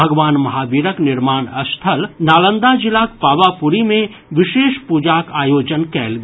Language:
Maithili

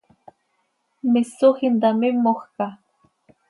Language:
Seri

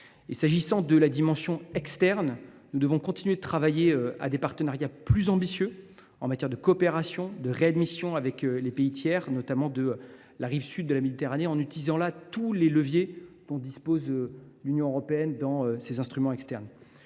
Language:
French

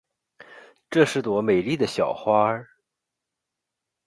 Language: Chinese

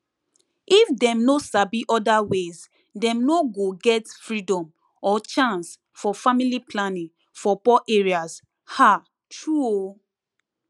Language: Nigerian Pidgin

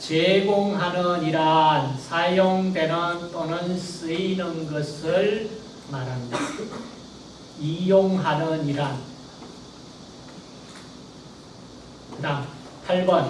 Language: Korean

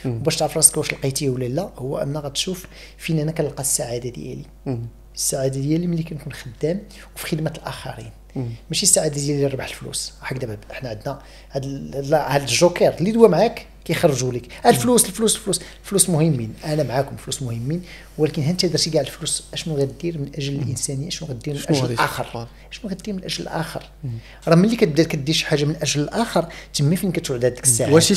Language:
Arabic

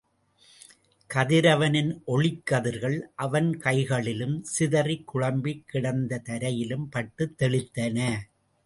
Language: Tamil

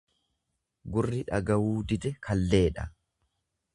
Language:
Oromo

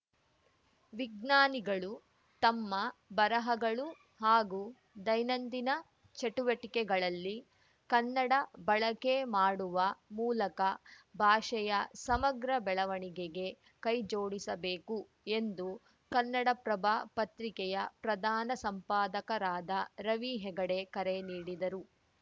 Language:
Kannada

